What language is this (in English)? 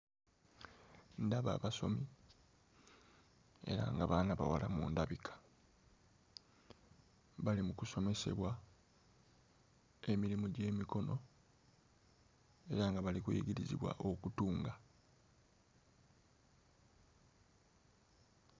Ganda